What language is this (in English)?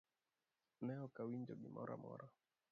Luo (Kenya and Tanzania)